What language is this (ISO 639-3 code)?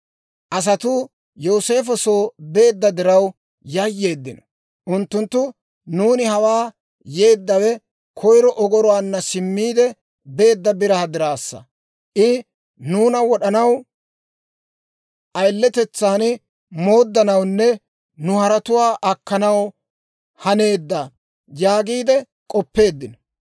dwr